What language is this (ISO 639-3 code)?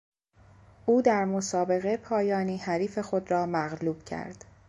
fas